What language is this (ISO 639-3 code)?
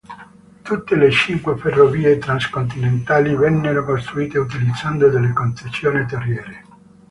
ita